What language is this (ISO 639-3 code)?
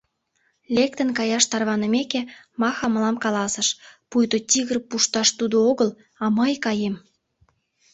chm